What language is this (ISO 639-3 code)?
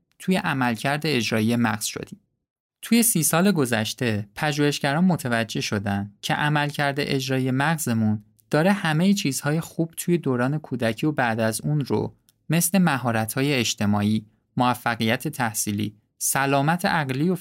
fas